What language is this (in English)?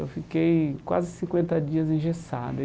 Portuguese